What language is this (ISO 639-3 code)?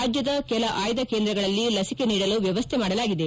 kan